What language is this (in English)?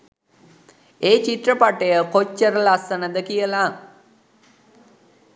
Sinhala